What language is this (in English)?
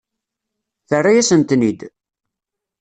Kabyle